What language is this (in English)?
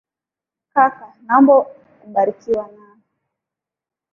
Swahili